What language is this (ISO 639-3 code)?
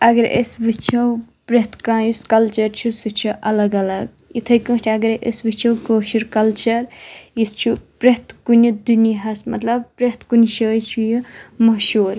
kas